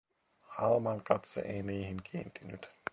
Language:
Finnish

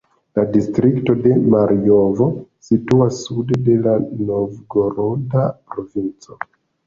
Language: Esperanto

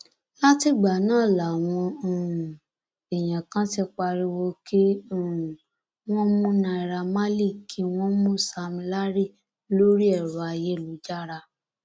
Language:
Yoruba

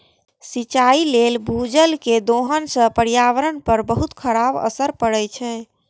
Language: Maithili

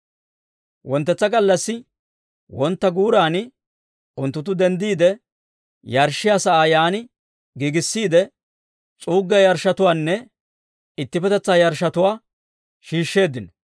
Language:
Dawro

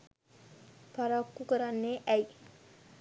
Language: Sinhala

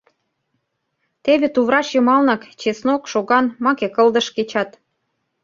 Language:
Mari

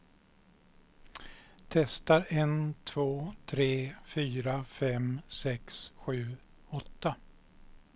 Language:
Swedish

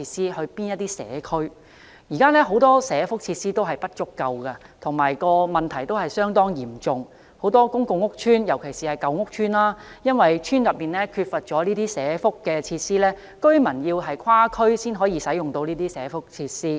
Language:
Cantonese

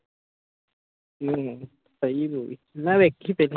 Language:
Punjabi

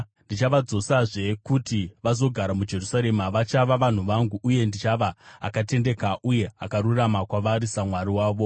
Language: Shona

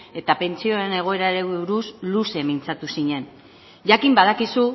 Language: Basque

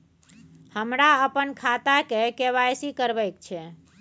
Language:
Maithili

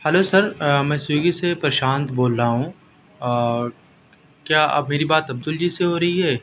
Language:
Urdu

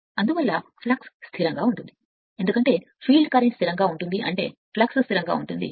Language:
Telugu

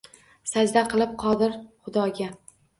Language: Uzbek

